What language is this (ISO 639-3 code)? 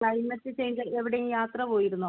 mal